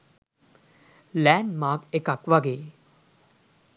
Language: Sinhala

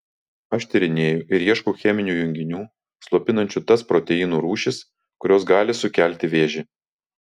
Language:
Lithuanian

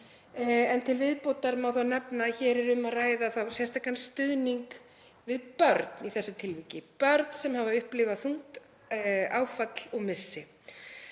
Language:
Icelandic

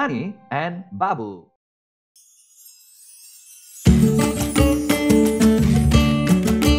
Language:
English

